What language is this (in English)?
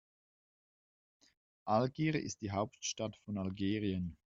German